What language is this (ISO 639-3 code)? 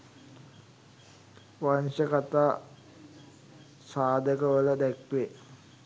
sin